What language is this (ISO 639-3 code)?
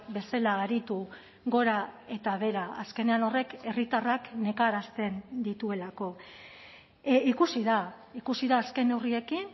eus